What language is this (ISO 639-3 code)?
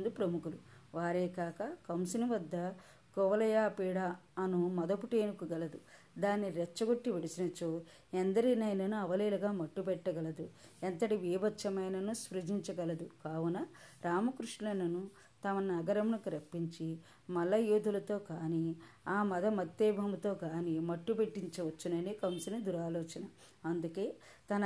tel